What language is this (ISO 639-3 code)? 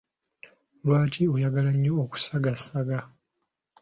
lug